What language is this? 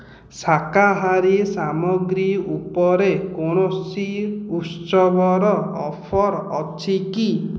Odia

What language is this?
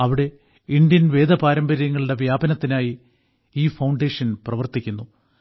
Malayalam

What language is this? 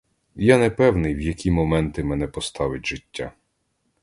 Ukrainian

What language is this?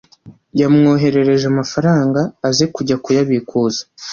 Kinyarwanda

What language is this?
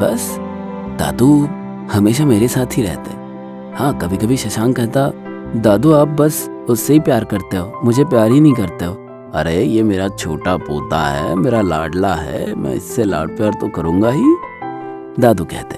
Hindi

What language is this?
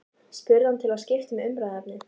Icelandic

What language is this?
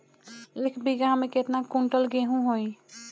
Bhojpuri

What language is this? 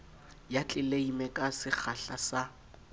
Southern Sotho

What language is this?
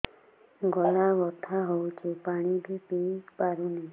Odia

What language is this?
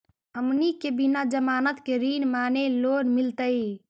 Magahi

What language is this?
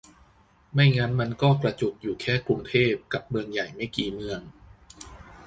Thai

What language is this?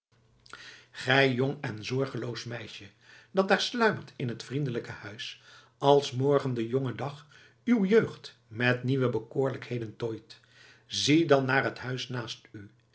Dutch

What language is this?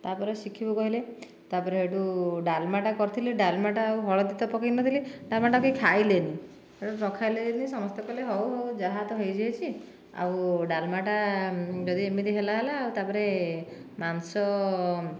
Odia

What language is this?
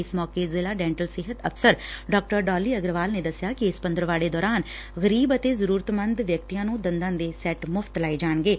Punjabi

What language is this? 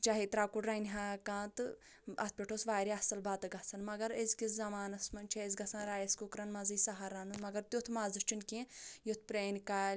Kashmiri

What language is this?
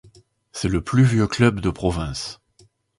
French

